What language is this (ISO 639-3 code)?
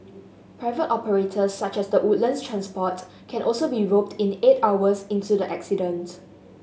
eng